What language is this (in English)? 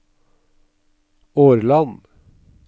Norwegian